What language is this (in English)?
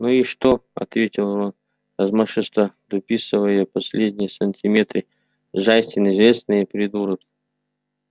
Russian